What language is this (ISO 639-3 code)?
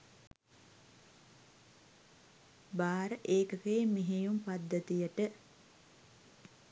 sin